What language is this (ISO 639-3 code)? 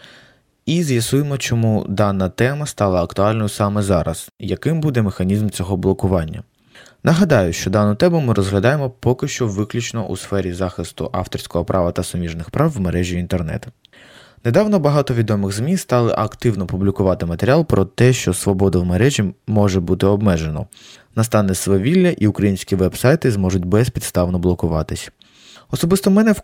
ukr